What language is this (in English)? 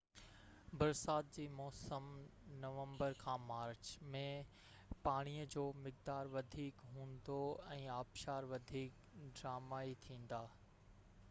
Sindhi